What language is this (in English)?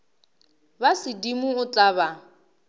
Northern Sotho